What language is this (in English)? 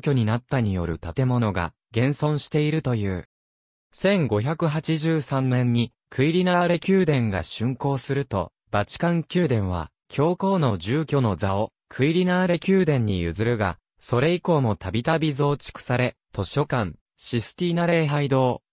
Japanese